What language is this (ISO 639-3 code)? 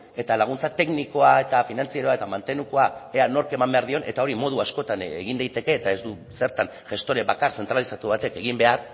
eus